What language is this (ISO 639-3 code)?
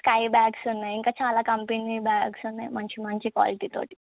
tel